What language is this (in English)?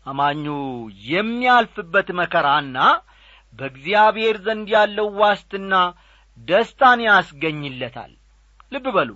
Amharic